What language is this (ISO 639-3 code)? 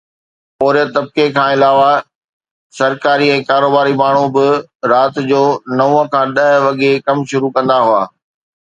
snd